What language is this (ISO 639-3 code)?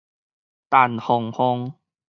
nan